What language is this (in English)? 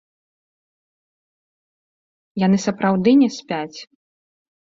Belarusian